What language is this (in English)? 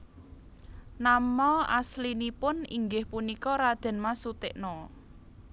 Javanese